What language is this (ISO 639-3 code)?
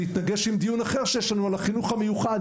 heb